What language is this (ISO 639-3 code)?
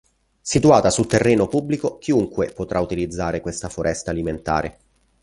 ita